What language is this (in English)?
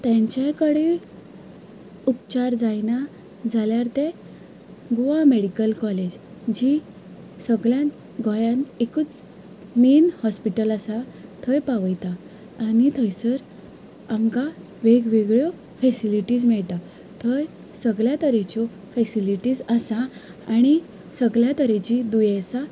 Konkani